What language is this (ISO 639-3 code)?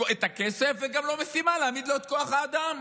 heb